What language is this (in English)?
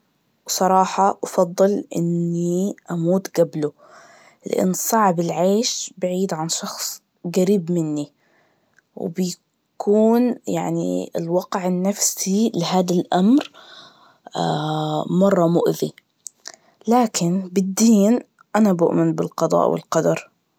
Najdi Arabic